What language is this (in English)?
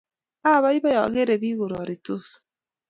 Kalenjin